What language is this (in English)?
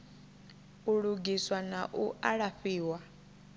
Venda